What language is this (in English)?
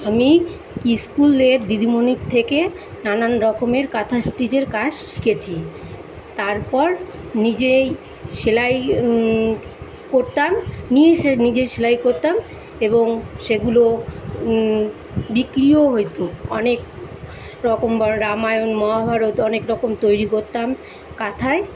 Bangla